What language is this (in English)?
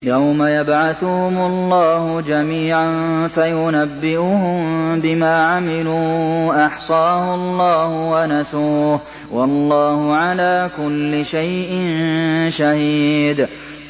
Arabic